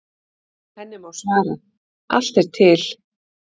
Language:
Icelandic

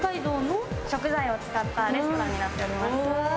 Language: Japanese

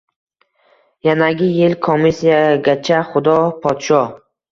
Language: Uzbek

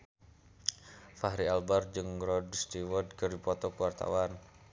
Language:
Sundanese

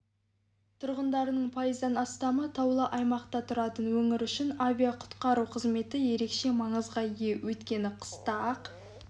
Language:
Kazakh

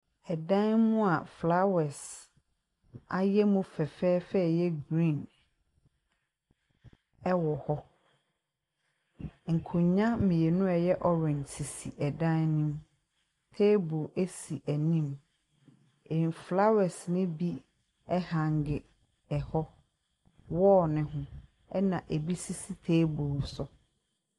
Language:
Akan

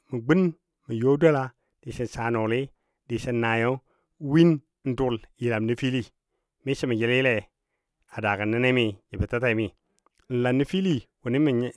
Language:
Dadiya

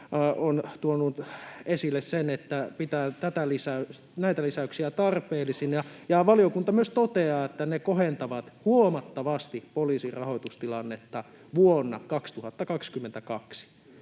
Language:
Finnish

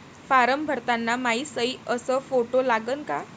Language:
Marathi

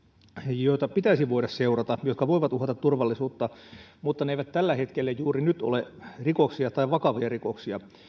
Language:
Finnish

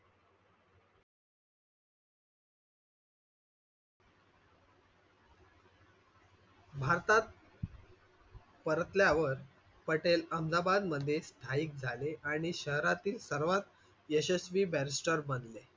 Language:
Marathi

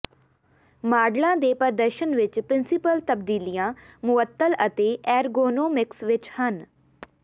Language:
Punjabi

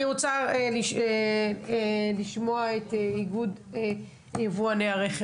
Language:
Hebrew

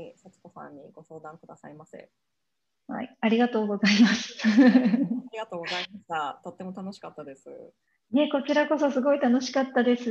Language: Japanese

